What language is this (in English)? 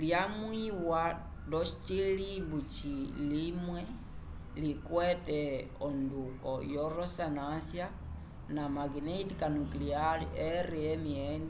Umbundu